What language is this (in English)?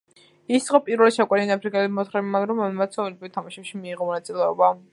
Georgian